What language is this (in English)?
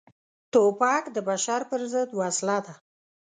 Pashto